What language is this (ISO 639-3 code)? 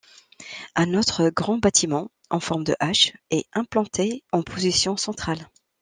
fra